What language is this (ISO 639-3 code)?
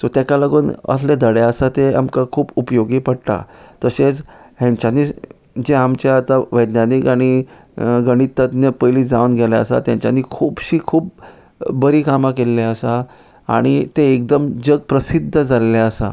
kok